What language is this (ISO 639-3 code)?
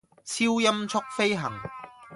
yue